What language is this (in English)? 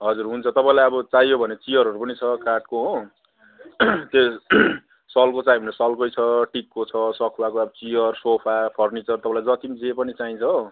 Nepali